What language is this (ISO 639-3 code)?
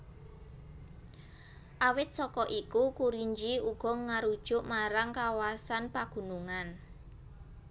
jav